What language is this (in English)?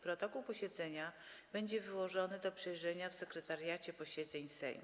Polish